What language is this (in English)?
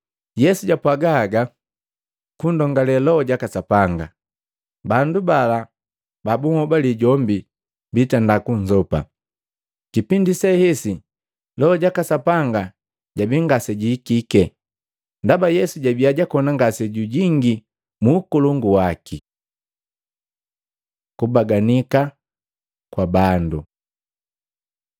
Matengo